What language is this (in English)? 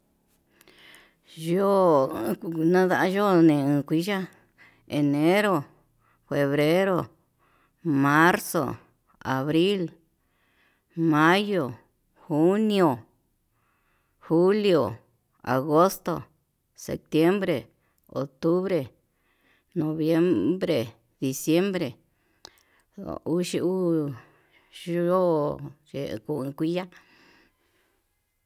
Yutanduchi Mixtec